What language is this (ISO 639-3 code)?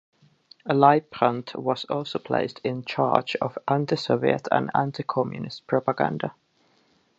eng